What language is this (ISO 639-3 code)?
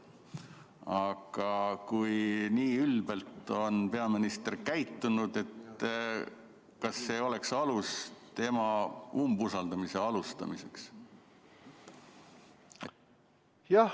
est